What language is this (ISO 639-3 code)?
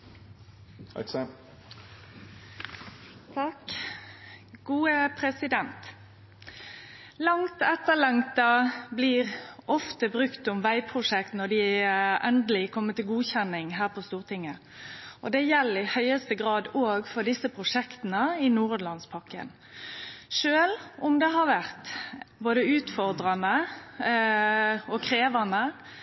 nno